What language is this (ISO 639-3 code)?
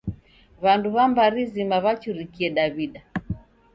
dav